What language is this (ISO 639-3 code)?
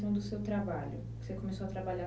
por